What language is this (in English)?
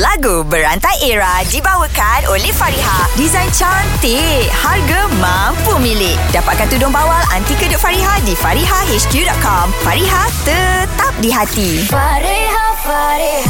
Malay